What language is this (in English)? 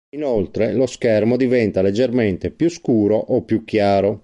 Italian